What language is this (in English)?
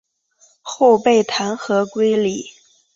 Chinese